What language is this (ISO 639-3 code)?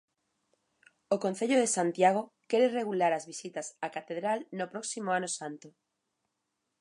glg